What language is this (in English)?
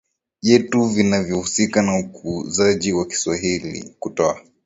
Swahili